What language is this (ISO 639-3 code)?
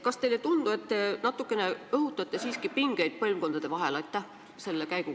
est